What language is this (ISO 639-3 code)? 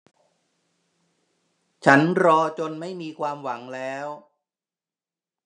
tha